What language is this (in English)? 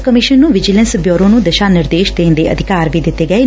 Punjabi